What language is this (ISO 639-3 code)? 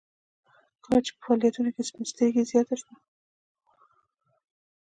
pus